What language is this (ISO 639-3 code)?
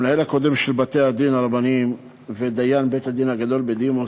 heb